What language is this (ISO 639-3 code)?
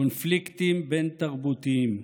heb